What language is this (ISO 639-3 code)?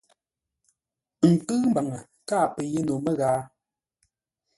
nla